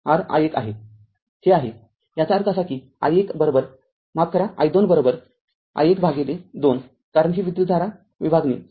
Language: Marathi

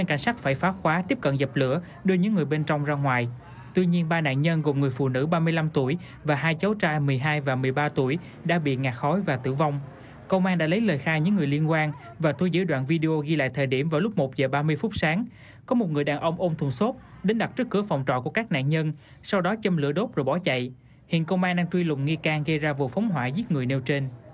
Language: Vietnamese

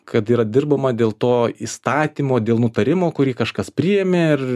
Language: Lithuanian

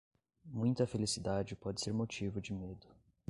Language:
Portuguese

